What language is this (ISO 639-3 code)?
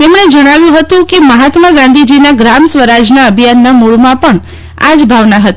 guj